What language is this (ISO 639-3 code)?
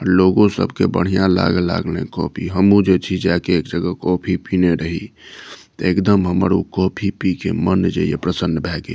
mai